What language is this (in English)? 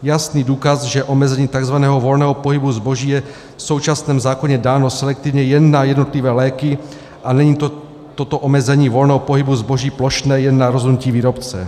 Czech